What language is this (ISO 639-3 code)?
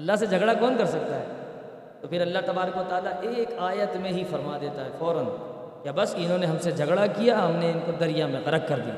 urd